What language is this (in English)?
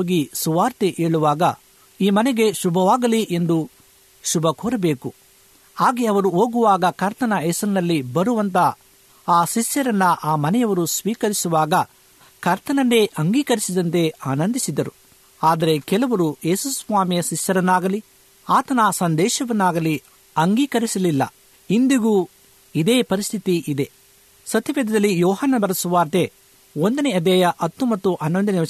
Kannada